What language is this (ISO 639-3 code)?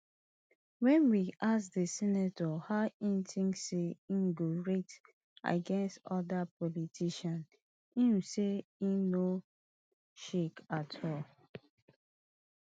pcm